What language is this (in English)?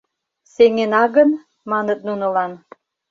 Mari